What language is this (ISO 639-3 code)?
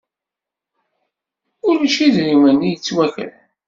kab